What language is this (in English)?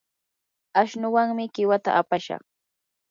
Yanahuanca Pasco Quechua